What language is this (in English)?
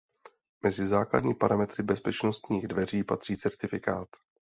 Czech